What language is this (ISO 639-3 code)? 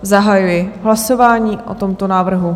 ces